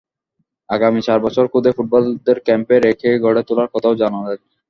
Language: Bangla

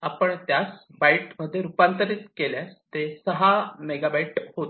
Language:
Marathi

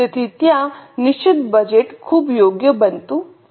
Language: Gujarati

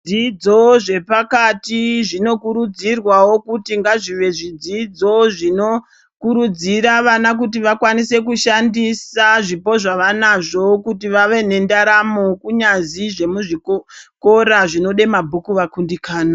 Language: Ndau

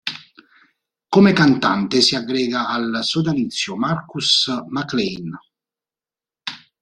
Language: Italian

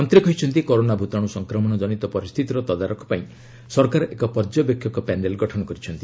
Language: Odia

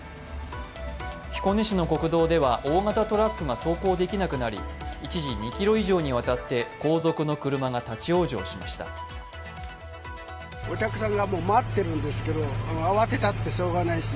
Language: Japanese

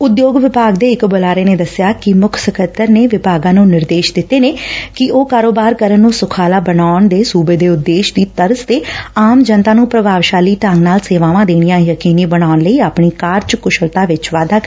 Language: Punjabi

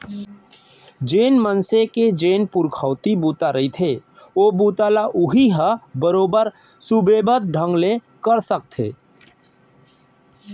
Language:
Chhattisgarhi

